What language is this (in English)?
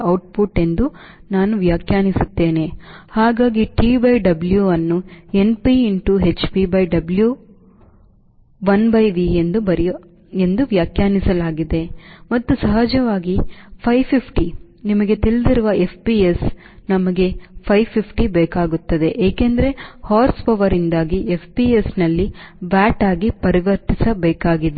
Kannada